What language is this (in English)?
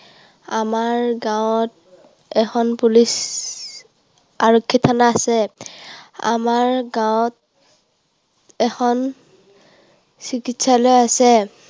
Assamese